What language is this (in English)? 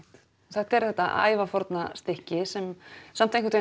Icelandic